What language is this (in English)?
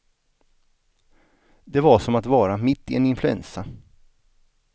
Swedish